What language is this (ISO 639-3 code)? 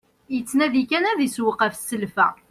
kab